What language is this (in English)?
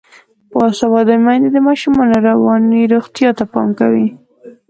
Pashto